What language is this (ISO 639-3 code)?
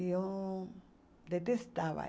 por